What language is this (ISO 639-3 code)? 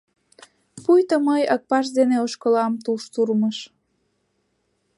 chm